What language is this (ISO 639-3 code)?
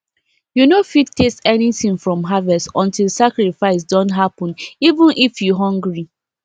pcm